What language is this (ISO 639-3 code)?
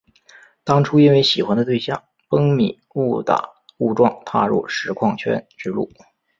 zho